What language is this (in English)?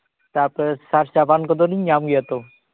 Santali